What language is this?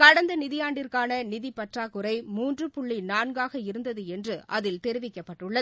Tamil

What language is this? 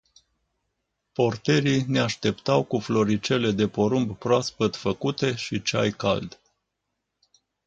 Romanian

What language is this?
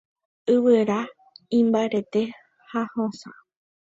Guarani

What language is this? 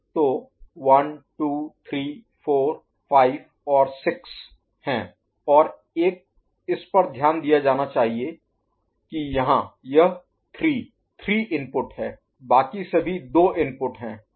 Hindi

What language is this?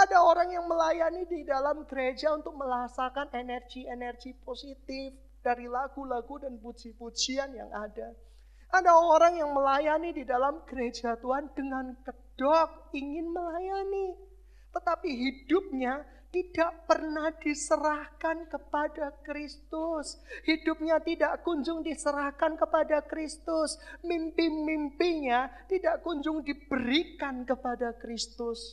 Indonesian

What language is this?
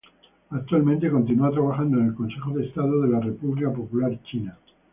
Spanish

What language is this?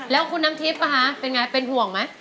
Thai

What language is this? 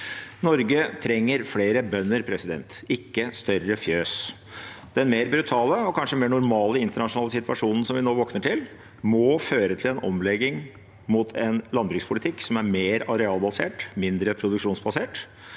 Norwegian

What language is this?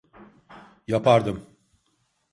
Turkish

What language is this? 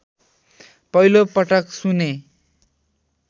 Nepali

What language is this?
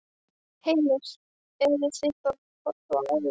Icelandic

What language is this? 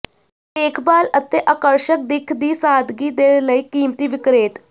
Punjabi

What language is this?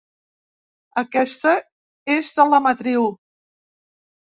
Catalan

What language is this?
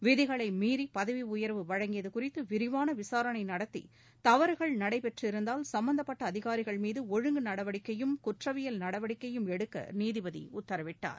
Tamil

